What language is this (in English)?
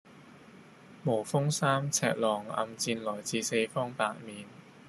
Cantonese